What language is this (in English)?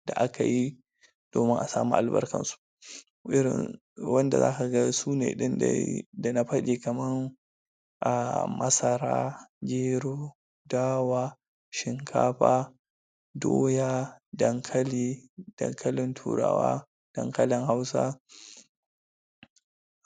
Hausa